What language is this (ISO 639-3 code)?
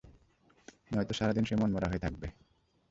ben